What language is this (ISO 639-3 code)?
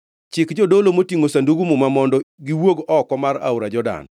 luo